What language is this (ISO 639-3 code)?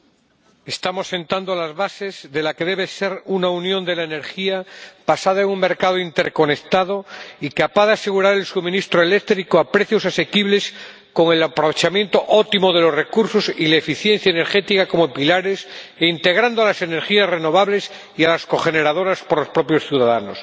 spa